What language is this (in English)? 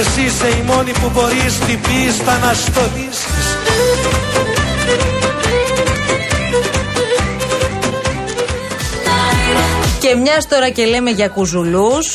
Greek